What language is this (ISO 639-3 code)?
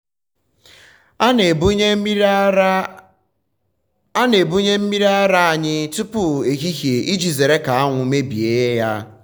ibo